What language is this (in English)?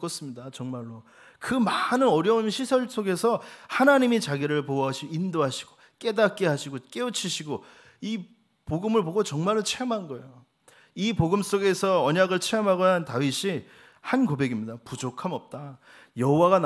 Korean